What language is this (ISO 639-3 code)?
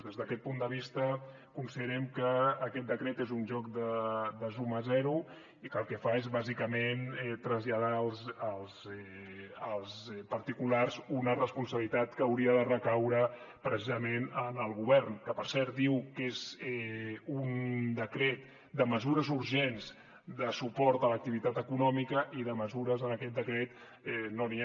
cat